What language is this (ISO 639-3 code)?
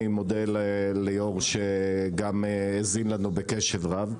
heb